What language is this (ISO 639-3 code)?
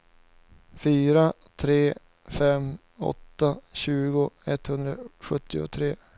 swe